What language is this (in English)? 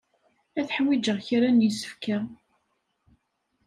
Kabyle